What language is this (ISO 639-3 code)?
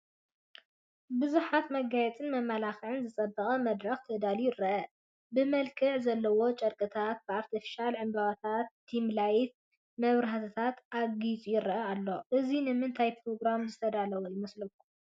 tir